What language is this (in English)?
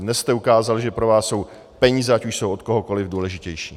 Czech